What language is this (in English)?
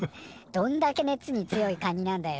Japanese